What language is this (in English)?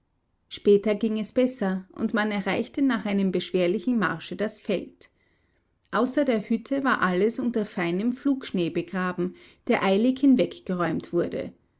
German